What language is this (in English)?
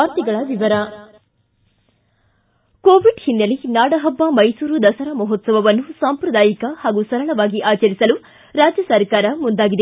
Kannada